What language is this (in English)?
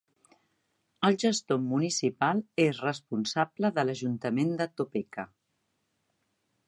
Catalan